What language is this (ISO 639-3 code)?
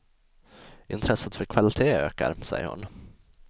swe